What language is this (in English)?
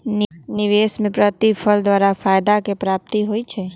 Magahi